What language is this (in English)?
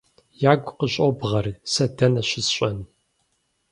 Kabardian